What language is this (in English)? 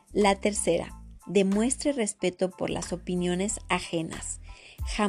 Spanish